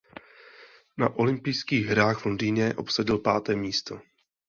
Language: Czech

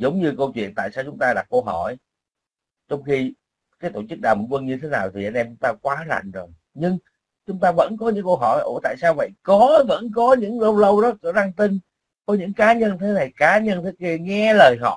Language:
Vietnamese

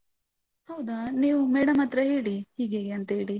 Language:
Kannada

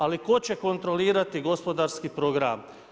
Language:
Croatian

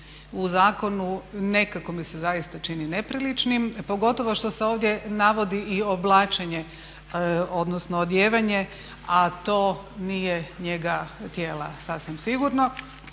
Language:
Croatian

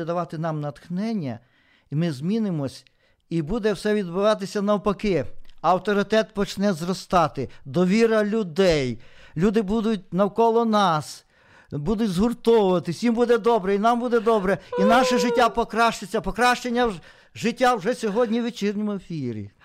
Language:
Ukrainian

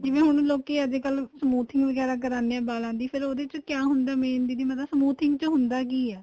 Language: Punjabi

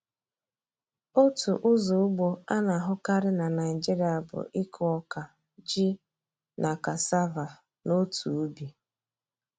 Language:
Igbo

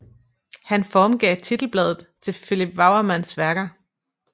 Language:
Danish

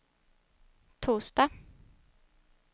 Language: Swedish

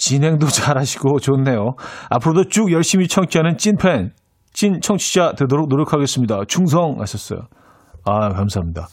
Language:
Korean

